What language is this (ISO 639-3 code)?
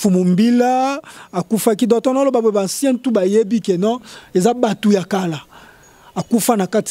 fra